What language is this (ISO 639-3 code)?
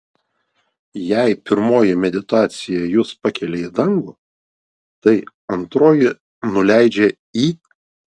lit